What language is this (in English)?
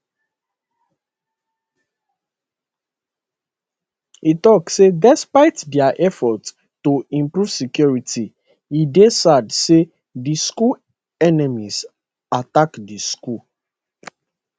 Nigerian Pidgin